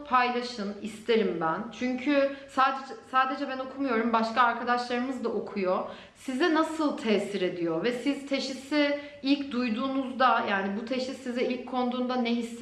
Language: Turkish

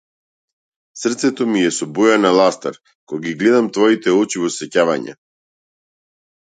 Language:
Macedonian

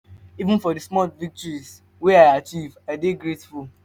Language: Nigerian Pidgin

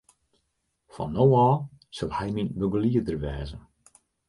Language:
Western Frisian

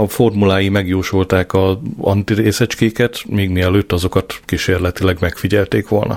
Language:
Hungarian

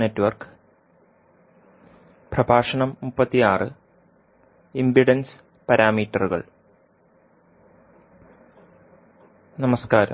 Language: Malayalam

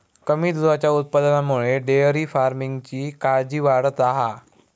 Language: Marathi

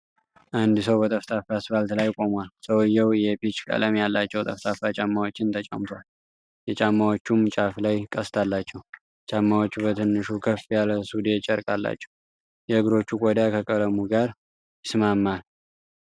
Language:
Amharic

